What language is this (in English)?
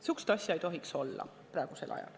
Estonian